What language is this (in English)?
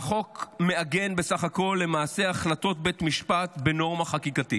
Hebrew